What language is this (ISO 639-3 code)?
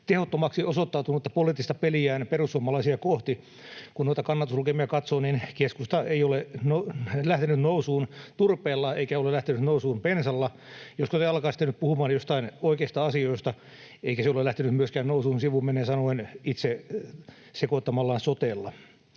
fin